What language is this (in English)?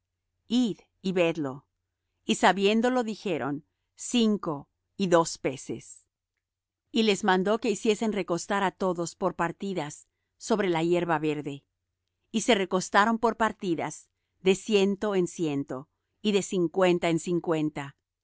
Spanish